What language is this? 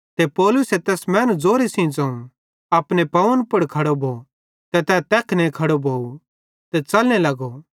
Bhadrawahi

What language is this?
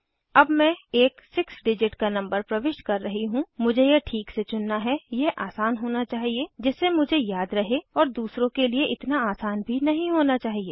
Hindi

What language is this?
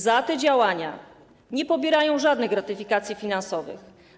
Polish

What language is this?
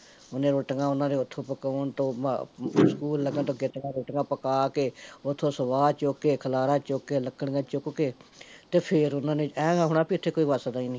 Punjabi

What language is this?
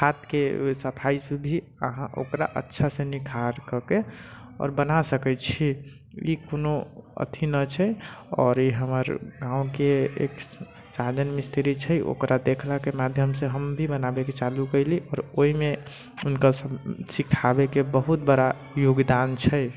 Maithili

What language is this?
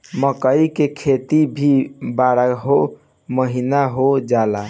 Bhojpuri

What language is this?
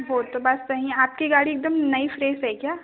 Hindi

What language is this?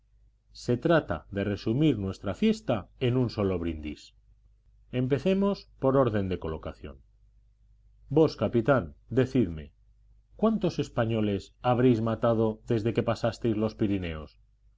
Spanish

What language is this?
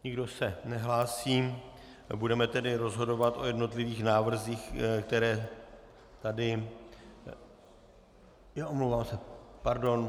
Czech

